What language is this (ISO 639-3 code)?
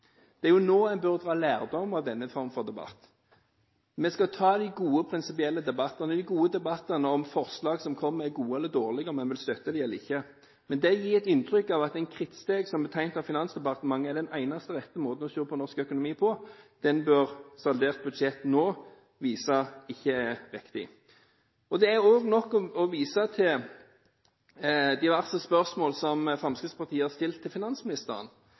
nob